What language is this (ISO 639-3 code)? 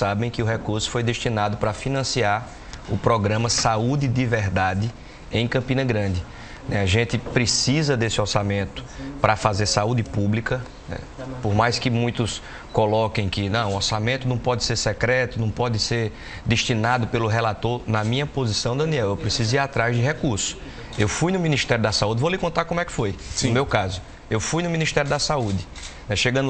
por